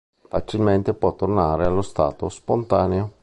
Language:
Italian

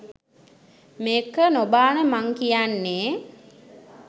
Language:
Sinhala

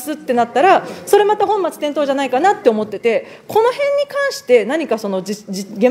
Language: Japanese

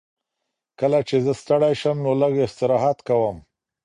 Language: Pashto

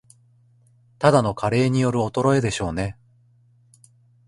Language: Japanese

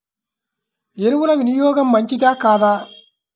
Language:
Telugu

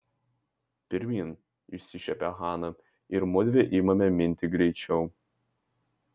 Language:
Lithuanian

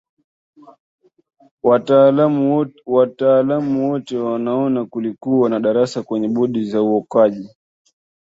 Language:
Swahili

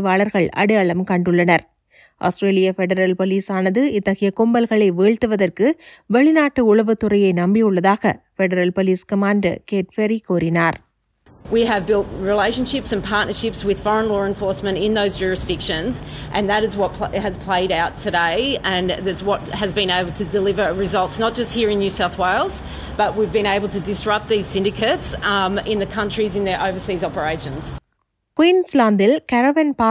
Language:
Tamil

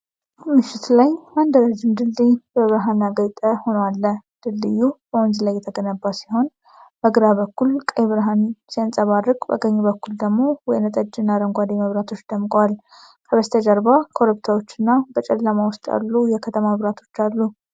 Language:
Amharic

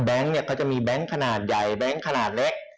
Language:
Thai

